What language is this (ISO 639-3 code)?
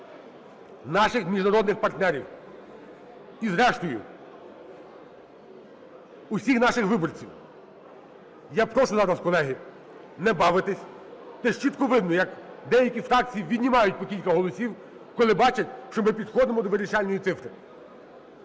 ukr